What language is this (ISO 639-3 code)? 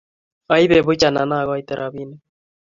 kln